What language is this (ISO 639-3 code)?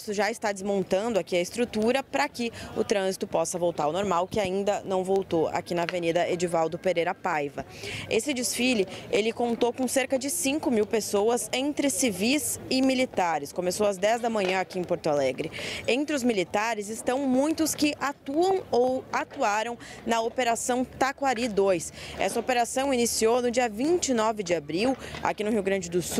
por